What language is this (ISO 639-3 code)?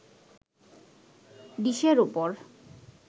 ben